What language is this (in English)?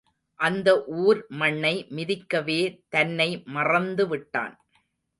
Tamil